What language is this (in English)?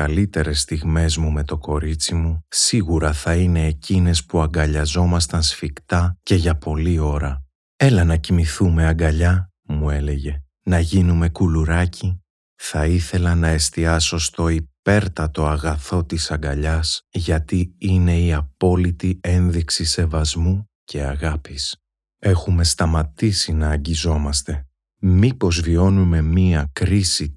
Greek